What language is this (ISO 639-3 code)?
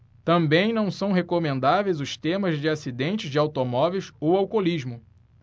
por